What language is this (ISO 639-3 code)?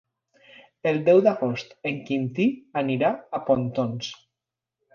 cat